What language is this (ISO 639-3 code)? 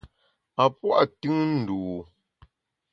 bax